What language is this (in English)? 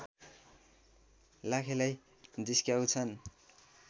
Nepali